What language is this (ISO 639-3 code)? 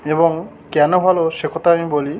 ben